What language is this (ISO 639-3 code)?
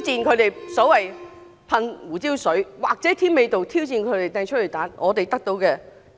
yue